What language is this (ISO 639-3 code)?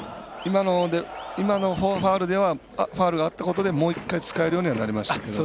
jpn